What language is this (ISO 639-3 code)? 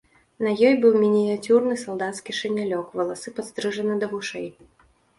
bel